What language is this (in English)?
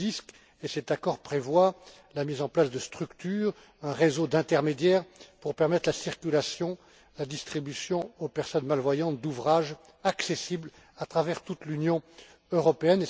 French